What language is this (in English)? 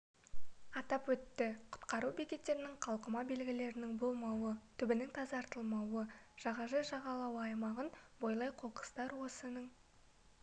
Kazakh